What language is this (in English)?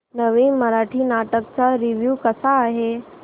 Marathi